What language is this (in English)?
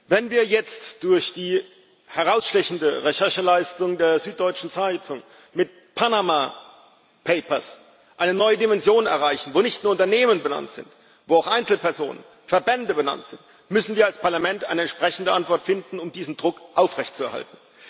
German